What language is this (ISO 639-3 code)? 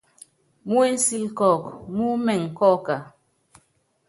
yav